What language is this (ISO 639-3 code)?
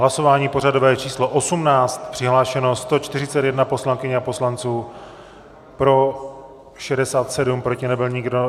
ces